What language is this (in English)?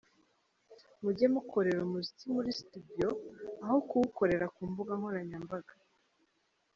Kinyarwanda